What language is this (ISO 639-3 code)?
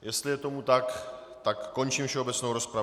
ces